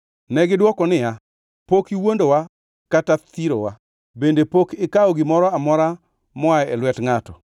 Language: Luo (Kenya and Tanzania)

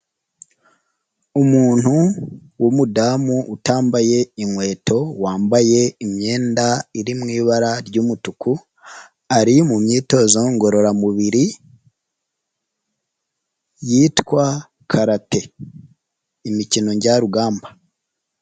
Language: Kinyarwanda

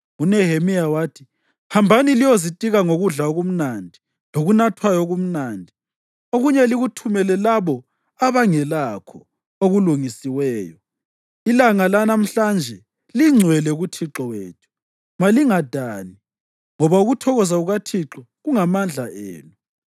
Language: North Ndebele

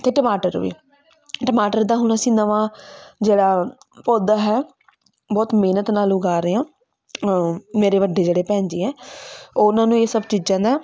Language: Punjabi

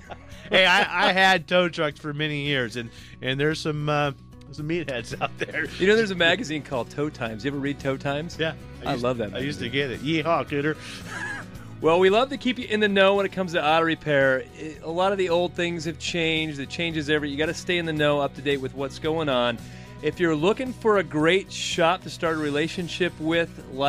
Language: English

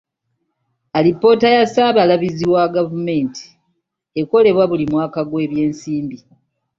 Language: Ganda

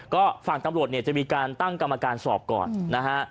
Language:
Thai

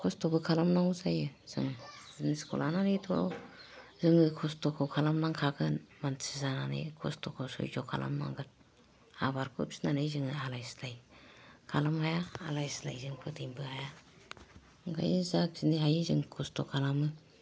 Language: Bodo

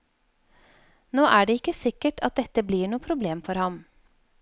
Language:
Norwegian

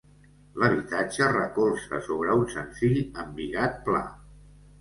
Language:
Catalan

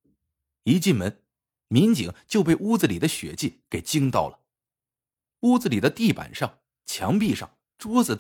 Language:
Chinese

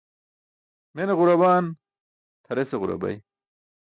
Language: Burushaski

